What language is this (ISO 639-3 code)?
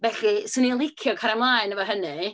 cym